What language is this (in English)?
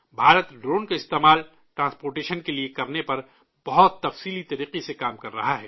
Urdu